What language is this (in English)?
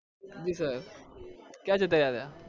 Gujarati